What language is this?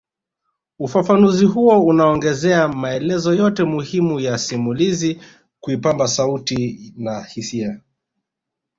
Swahili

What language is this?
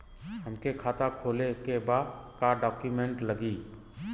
Bhojpuri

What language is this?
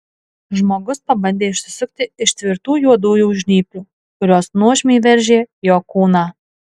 Lithuanian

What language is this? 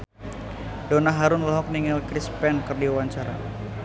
Sundanese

